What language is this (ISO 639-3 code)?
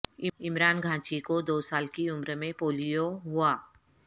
urd